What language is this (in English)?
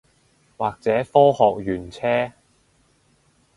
Cantonese